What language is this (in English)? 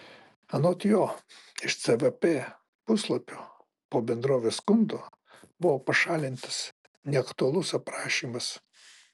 Lithuanian